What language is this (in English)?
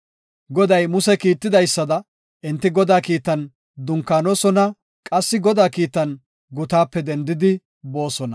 Gofa